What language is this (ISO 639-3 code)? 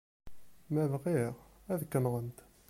kab